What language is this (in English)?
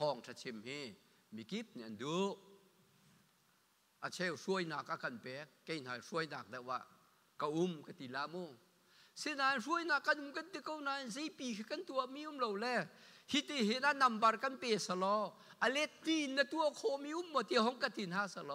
Thai